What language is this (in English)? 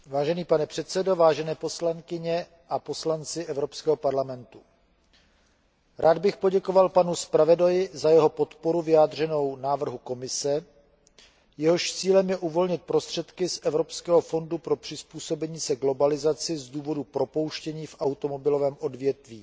Czech